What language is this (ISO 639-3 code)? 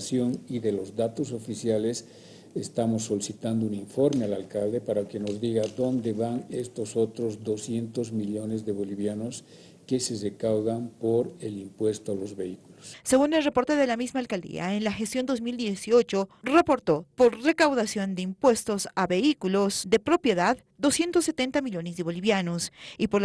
spa